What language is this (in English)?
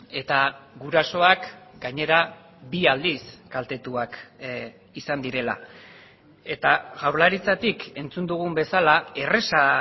Basque